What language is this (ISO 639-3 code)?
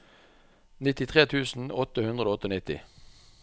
nor